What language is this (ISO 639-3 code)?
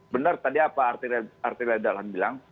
ind